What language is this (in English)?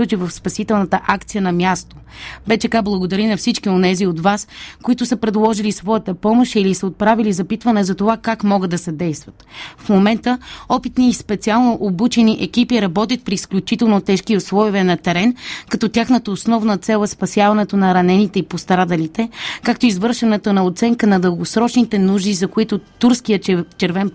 Bulgarian